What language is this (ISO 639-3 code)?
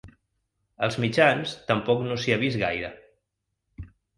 cat